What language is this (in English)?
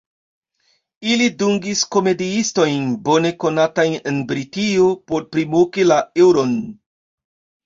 Esperanto